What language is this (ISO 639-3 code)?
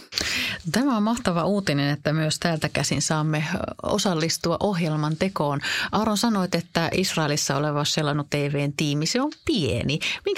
fin